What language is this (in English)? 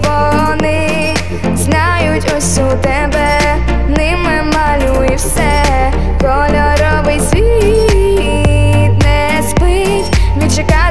Ukrainian